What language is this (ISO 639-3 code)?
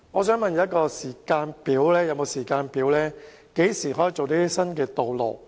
yue